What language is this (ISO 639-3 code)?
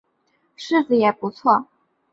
zho